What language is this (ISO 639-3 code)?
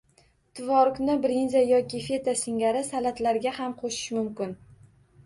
uzb